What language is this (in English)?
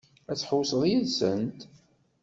Kabyle